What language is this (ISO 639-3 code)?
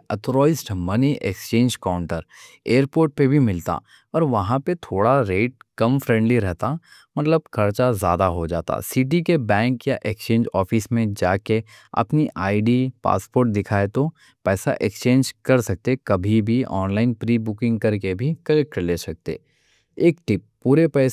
dcc